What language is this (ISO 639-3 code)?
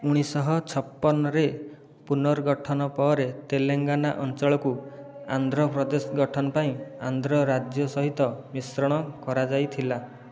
ori